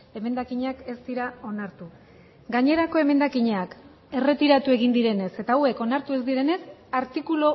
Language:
Basque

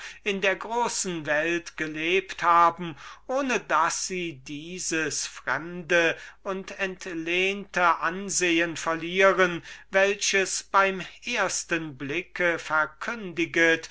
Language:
German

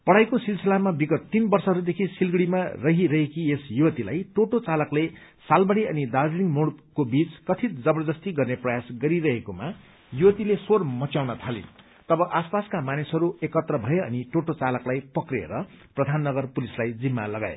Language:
Nepali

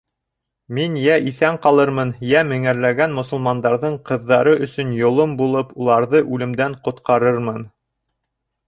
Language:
Bashkir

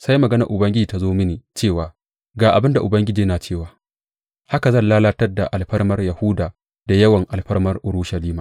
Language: Hausa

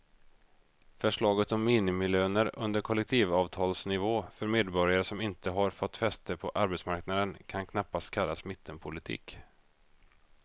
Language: Swedish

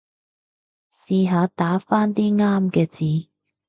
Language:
Cantonese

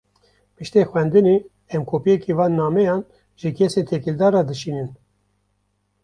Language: Kurdish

